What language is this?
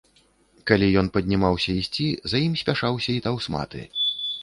Belarusian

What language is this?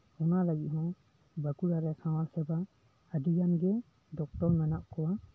Santali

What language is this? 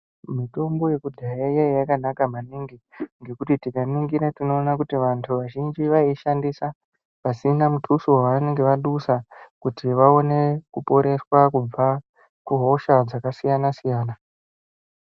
Ndau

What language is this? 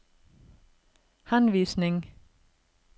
Norwegian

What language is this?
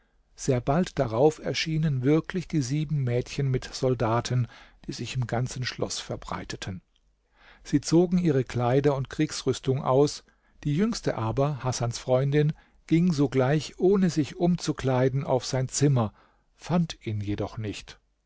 German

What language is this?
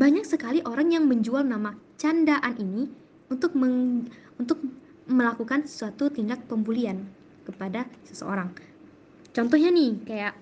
Indonesian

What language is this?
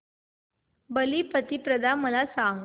Marathi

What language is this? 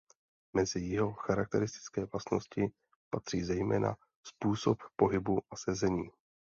Czech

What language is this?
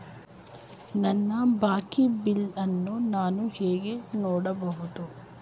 Kannada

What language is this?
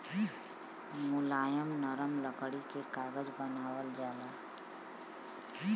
Bhojpuri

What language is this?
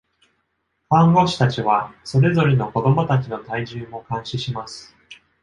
Japanese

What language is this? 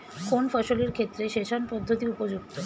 Bangla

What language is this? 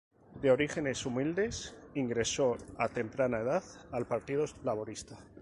Spanish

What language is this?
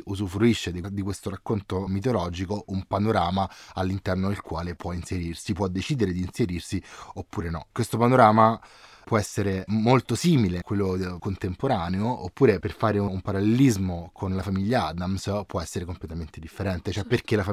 Italian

